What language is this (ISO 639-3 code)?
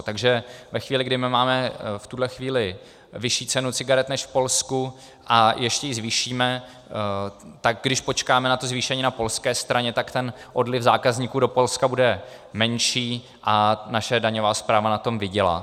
ces